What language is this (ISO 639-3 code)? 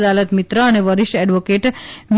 guj